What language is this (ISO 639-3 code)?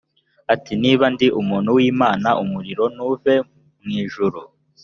kin